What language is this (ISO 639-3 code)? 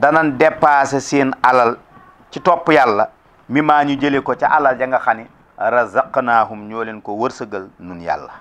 ind